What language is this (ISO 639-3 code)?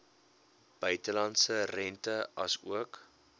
afr